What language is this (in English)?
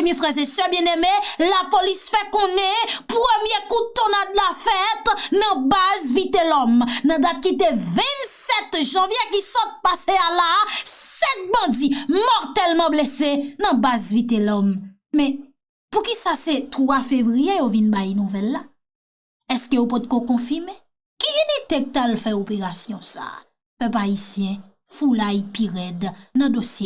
French